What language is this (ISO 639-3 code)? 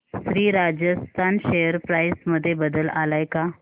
mar